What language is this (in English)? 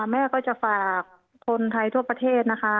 Thai